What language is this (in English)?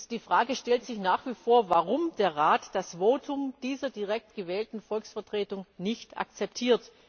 German